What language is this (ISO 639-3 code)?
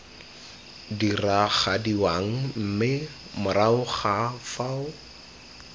tsn